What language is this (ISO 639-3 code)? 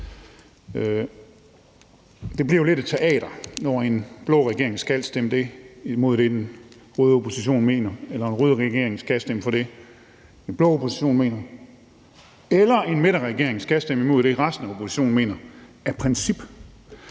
dan